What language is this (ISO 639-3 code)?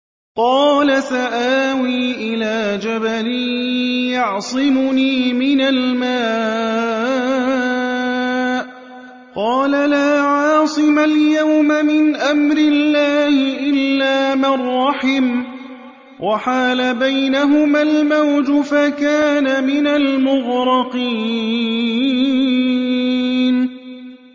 ara